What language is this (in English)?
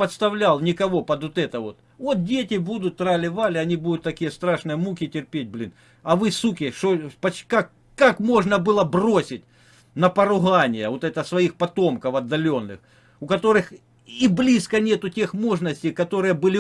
Russian